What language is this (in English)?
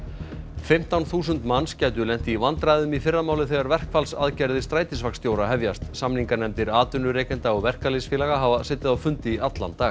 Icelandic